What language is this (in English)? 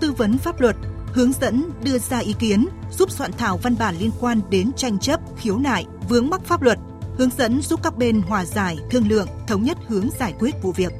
Vietnamese